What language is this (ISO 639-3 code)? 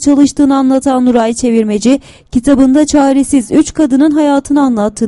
tur